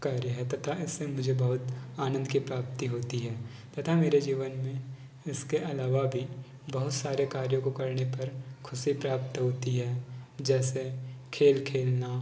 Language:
Hindi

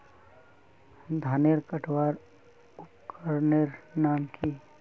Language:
Magahi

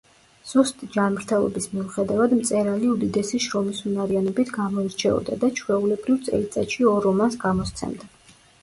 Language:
Georgian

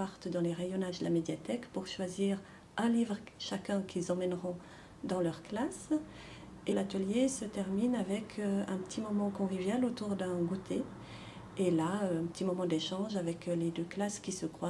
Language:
French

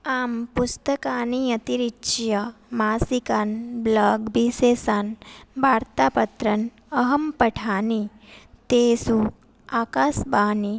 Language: Sanskrit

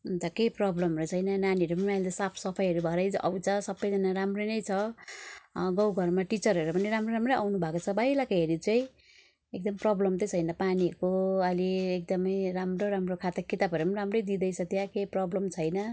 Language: Nepali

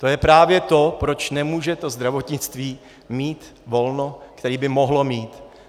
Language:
Czech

